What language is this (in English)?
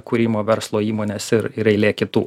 Lithuanian